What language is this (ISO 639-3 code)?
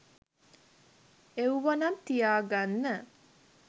sin